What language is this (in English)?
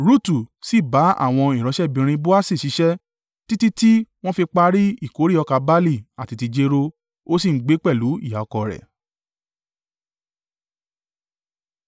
Yoruba